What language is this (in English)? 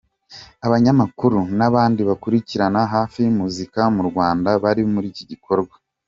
Kinyarwanda